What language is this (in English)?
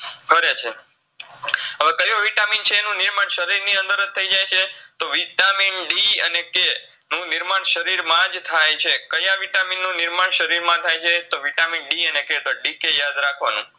Gujarati